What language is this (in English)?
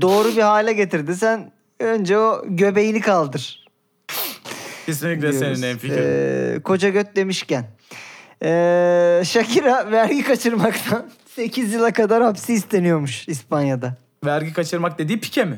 Turkish